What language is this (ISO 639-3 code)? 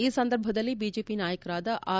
kan